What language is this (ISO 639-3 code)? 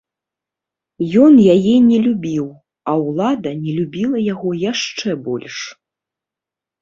bel